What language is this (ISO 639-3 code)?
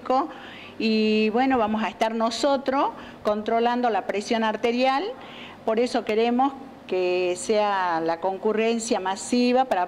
spa